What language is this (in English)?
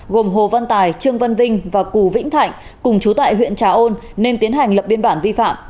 Vietnamese